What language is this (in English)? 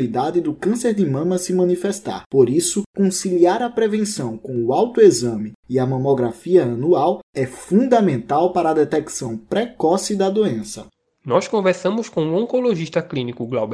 Portuguese